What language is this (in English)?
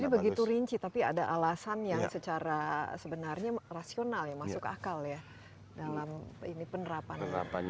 Indonesian